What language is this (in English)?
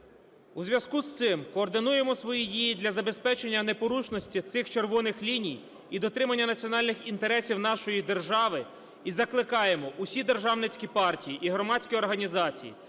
Ukrainian